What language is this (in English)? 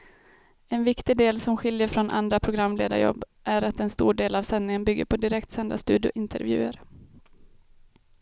Swedish